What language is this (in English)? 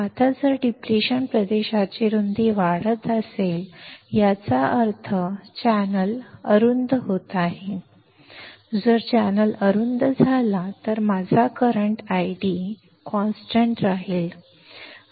Marathi